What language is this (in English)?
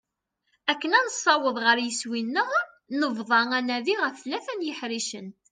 Kabyle